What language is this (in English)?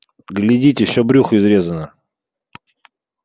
Russian